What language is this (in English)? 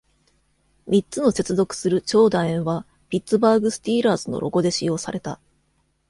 Japanese